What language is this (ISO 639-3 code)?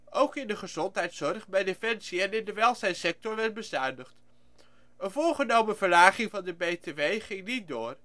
nld